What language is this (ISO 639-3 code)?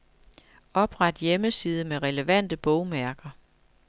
dan